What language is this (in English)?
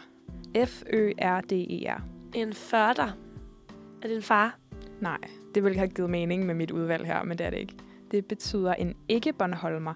Danish